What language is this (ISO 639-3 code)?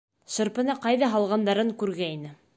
bak